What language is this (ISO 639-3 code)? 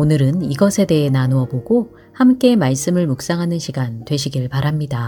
kor